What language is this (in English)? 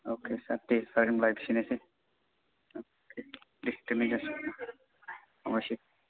Bodo